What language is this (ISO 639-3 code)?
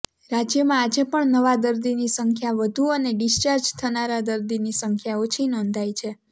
guj